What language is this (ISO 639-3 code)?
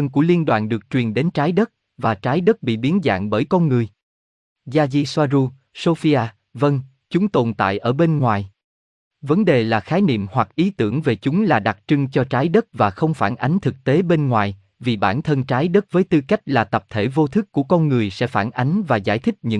vie